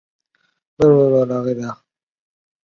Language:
Chinese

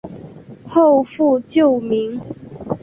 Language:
Chinese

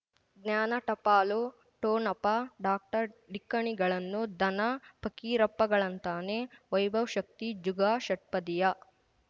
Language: Kannada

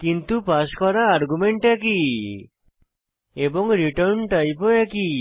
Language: Bangla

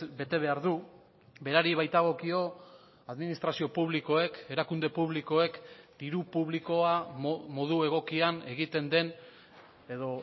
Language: Basque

